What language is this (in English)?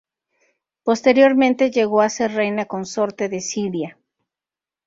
Spanish